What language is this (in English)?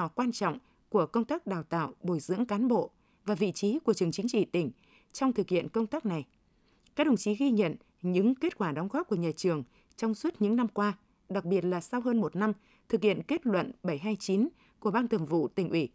Vietnamese